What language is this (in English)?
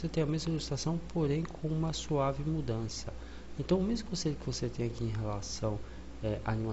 Portuguese